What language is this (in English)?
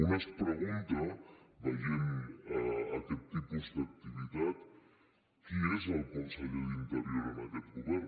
Catalan